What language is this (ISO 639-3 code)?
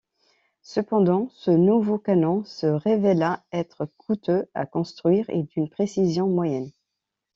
fra